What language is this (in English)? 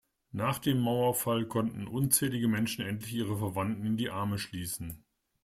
German